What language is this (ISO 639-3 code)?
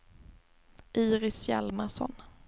swe